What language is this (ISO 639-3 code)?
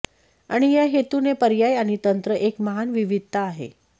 mar